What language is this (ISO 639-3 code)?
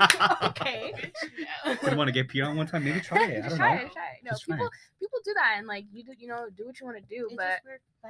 eng